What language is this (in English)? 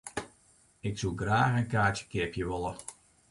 Western Frisian